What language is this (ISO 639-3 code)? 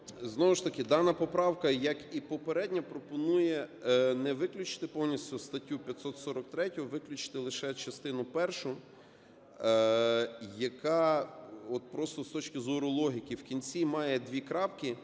ukr